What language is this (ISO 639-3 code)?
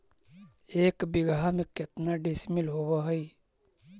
mag